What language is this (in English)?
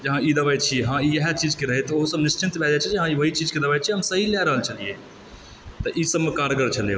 Maithili